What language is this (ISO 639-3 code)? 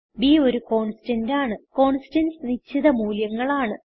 mal